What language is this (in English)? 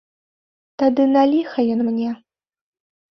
Belarusian